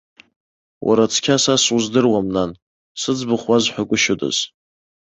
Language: Abkhazian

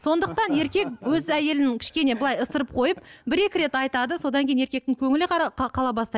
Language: Kazakh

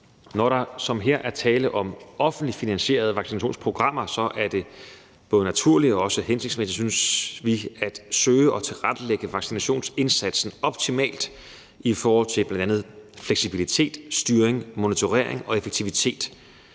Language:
Danish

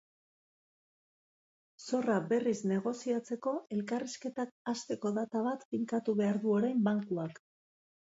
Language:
Basque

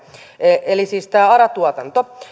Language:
Finnish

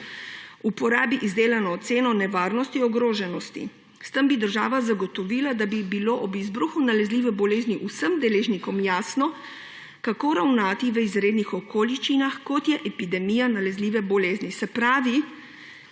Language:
Slovenian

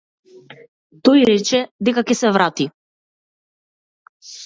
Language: Macedonian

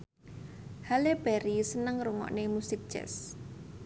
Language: Javanese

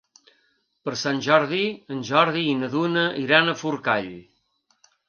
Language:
Catalan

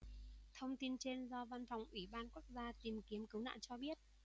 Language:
Vietnamese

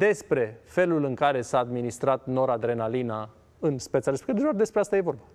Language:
Romanian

